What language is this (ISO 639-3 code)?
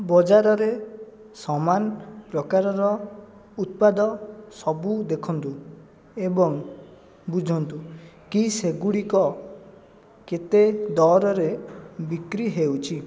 ori